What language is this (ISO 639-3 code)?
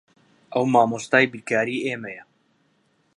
ckb